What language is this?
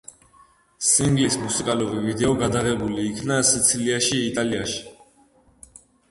Georgian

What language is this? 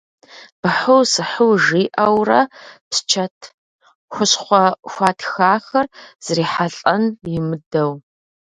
Kabardian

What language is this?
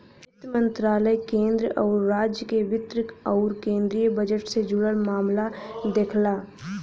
Bhojpuri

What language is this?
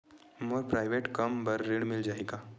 Chhattisgarhi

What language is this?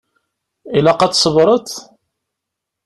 Kabyle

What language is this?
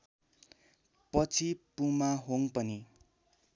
Nepali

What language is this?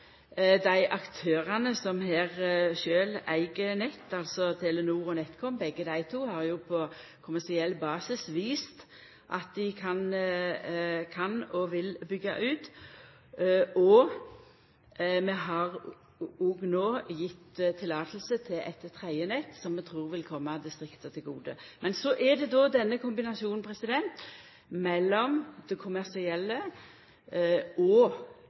Norwegian Nynorsk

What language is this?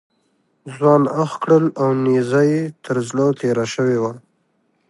Pashto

